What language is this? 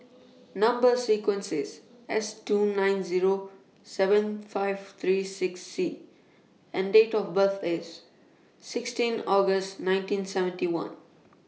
English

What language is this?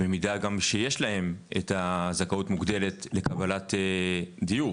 Hebrew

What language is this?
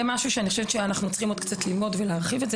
Hebrew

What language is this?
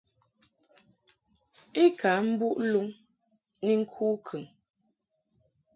Mungaka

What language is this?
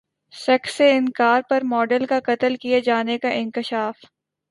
Urdu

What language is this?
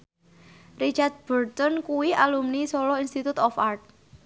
Javanese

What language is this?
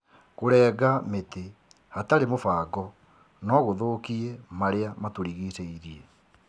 Kikuyu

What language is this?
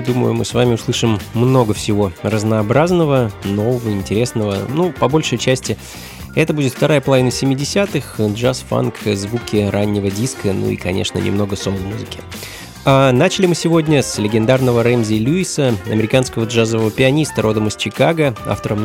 Russian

